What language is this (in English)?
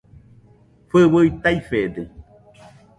Nüpode Huitoto